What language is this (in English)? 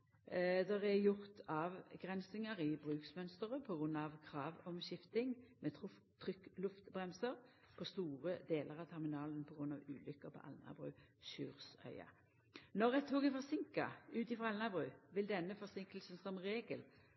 Norwegian Nynorsk